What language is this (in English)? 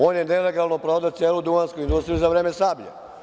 Serbian